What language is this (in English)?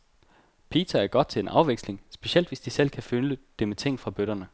Danish